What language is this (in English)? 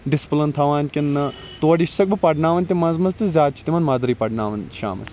Kashmiri